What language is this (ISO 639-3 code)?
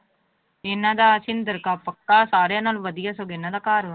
pan